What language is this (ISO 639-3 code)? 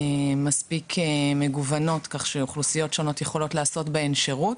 heb